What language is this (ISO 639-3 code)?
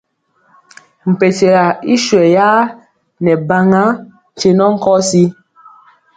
mcx